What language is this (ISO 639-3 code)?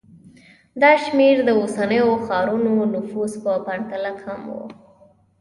pus